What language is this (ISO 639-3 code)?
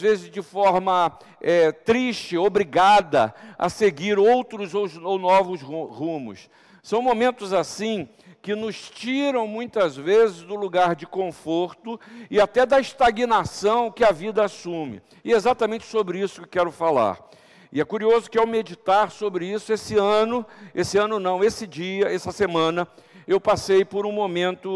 por